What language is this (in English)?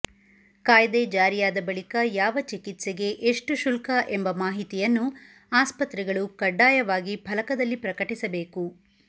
Kannada